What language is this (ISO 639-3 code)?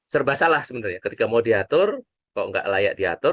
ind